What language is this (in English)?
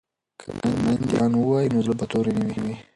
Pashto